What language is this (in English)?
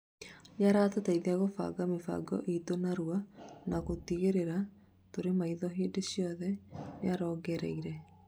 Kikuyu